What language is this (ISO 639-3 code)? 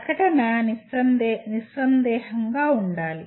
tel